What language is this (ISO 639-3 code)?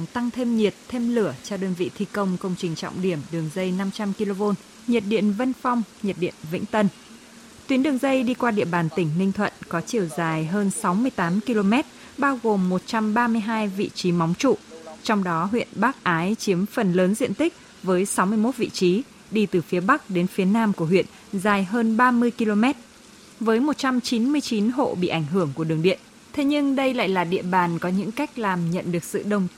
vie